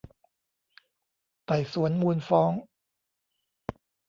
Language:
Thai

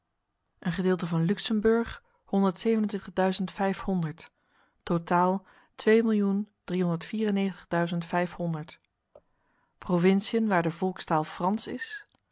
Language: Dutch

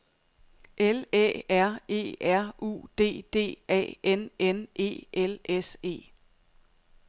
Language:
Danish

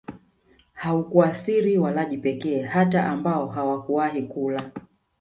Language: Swahili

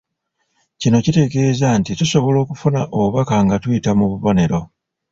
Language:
Ganda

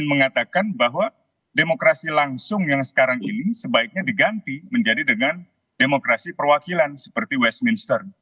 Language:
Indonesian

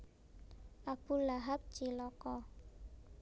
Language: Javanese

